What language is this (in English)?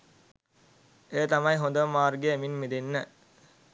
Sinhala